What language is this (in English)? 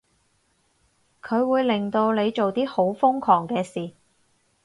Cantonese